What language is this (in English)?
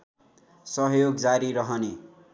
Nepali